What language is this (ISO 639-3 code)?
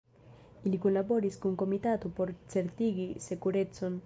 epo